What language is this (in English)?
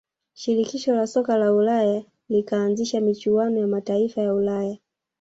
Swahili